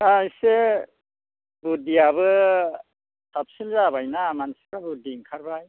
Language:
Bodo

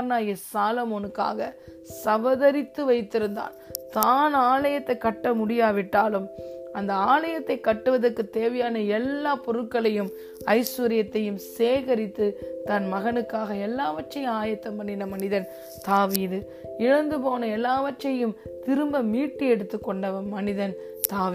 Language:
Tamil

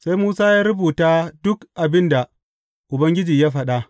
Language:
Hausa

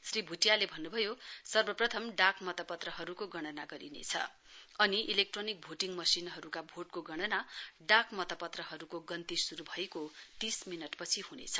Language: Nepali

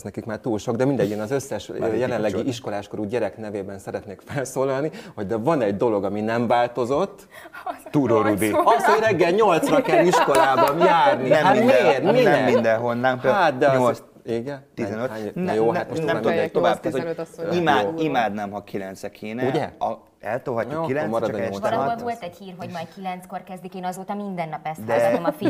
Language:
Hungarian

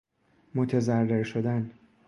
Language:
Persian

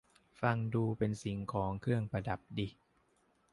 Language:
Thai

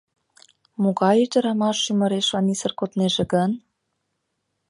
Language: Mari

